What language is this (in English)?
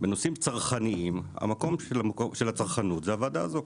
Hebrew